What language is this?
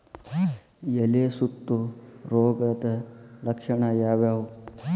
Kannada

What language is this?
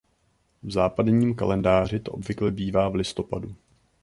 Czech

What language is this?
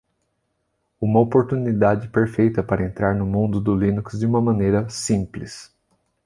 Portuguese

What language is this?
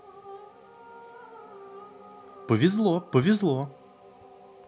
Russian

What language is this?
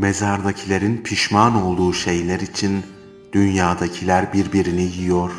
Turkish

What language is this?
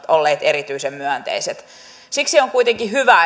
Finnish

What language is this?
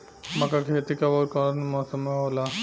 Bhojpuri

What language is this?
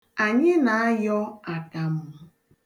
Igbo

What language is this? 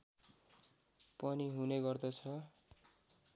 Nepali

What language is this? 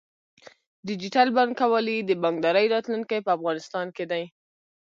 Pashto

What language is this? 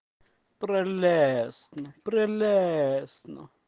Russian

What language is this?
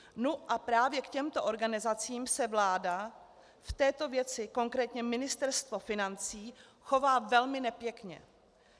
Czech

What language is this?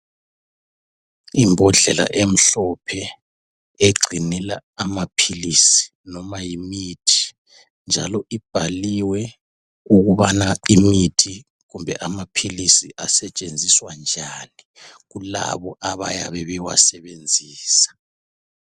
North Ndebele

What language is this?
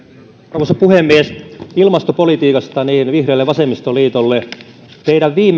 Finnish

